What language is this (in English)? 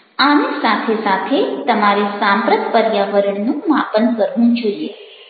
Gujarati